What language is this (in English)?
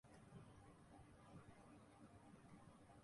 Urdu